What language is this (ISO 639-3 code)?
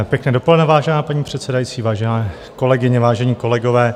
ces